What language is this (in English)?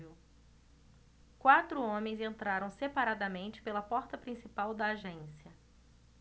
Portuguese